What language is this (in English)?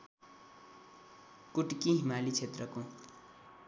Nepali